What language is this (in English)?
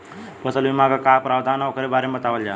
Bhojpuri